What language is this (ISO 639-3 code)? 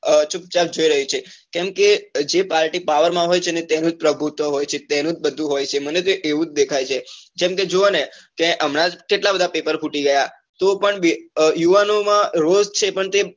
guj